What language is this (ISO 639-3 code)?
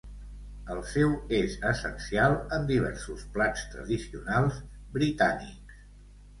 cat